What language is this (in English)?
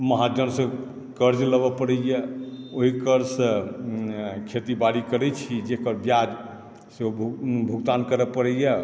Maithili